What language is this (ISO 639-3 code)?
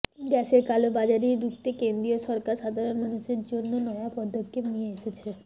ben